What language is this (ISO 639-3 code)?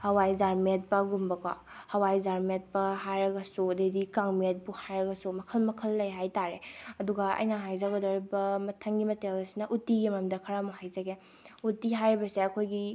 mni